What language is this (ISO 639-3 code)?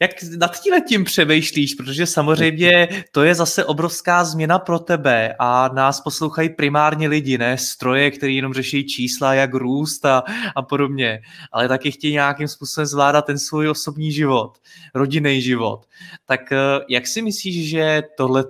ces